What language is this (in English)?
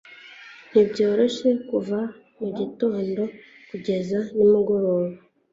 Kinyarwanda